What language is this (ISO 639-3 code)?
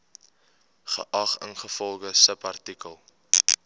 afr